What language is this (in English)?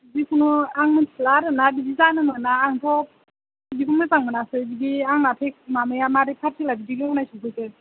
Bodo